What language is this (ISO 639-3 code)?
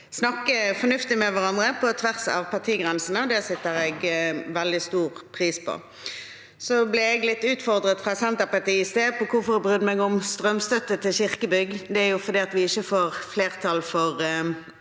nor